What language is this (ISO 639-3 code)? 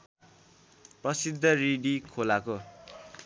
nep